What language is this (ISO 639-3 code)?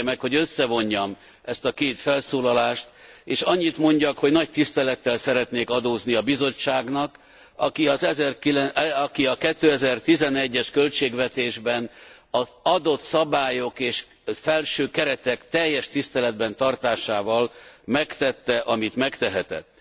hun